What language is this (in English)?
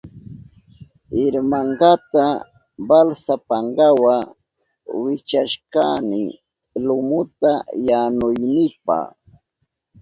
Southern Pastaza Quechua